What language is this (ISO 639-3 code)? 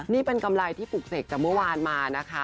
tha